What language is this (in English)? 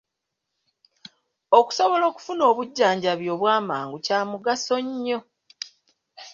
Ganda